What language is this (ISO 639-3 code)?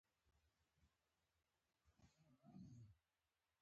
pus